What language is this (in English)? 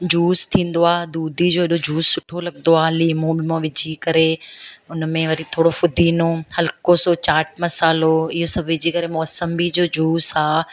Sindhi